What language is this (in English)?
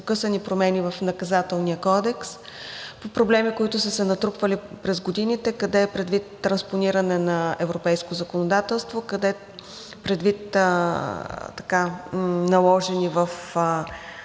Bulgarian